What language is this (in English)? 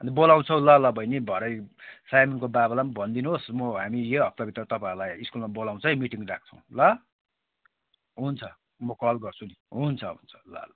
Nepali